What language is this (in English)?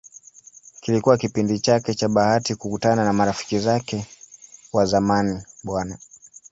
Swahili